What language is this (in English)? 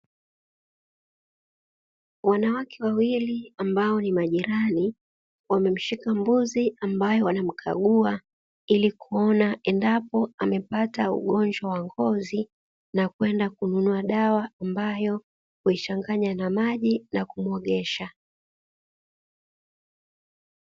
Swahili